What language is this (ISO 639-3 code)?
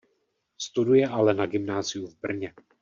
ces